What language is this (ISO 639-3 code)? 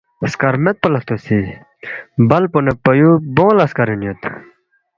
bft